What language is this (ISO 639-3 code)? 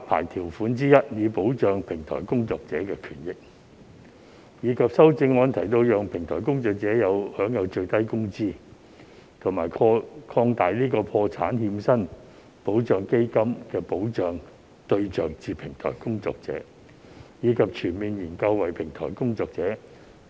yue